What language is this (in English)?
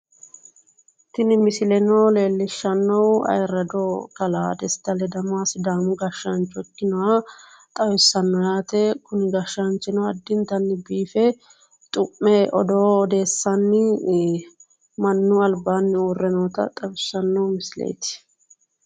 Sidamo